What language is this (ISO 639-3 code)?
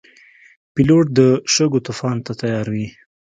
pus